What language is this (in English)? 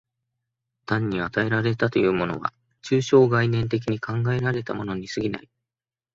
Japanese